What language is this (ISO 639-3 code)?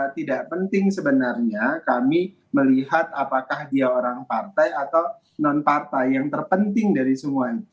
ind